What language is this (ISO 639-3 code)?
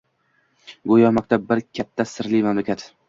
uzb